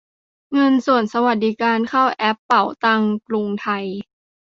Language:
Thai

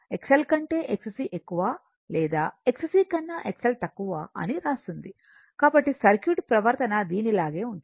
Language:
Telugu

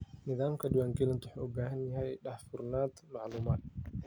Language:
Somali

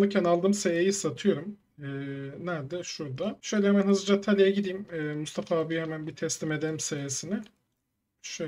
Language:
Turkish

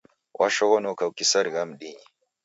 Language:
Taita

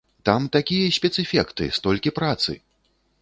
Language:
Belarusian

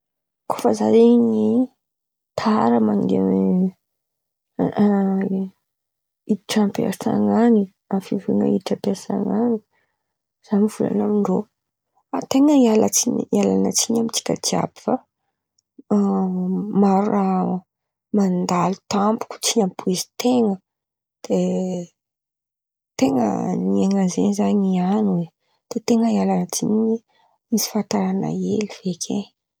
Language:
Antankarana Malagasy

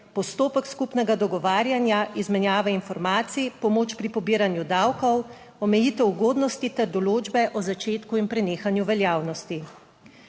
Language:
Slovenian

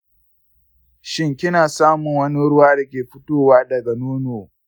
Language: Hausa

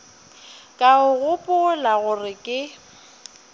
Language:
Northern Sotho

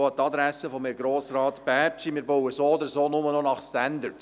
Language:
Swiss German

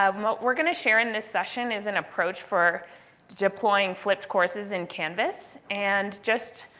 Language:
English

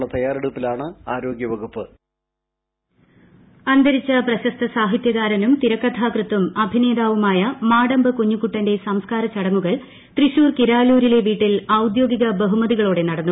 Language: Malayalam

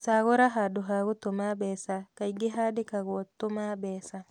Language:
Kikuyu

